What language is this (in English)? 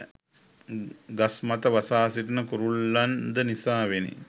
Sinhala